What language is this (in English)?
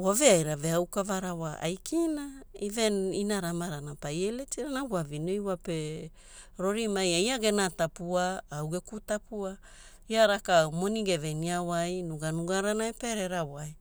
Hula